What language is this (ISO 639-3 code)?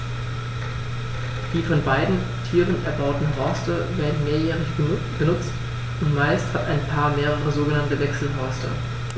deu